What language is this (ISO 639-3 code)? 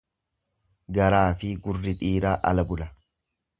orm